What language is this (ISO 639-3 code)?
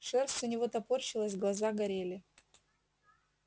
rus